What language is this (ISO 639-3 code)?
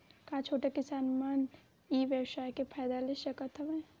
hne